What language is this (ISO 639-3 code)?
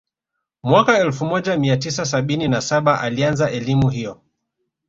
swa